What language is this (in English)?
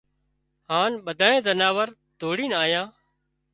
Wadiyara Koli